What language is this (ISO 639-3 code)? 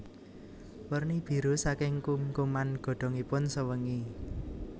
jav